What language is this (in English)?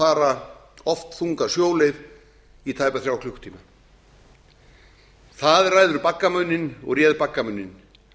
Icelandic